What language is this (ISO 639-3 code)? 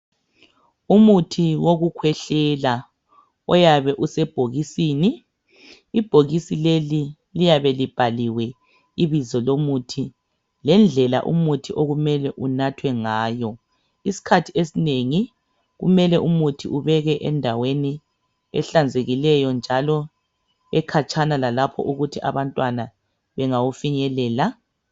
nde